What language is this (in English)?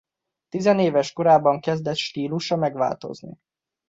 Hungarian